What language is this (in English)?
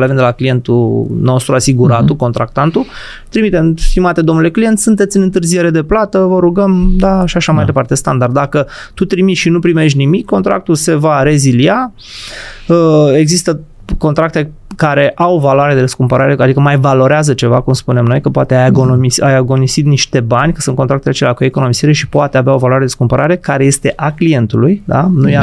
Romanian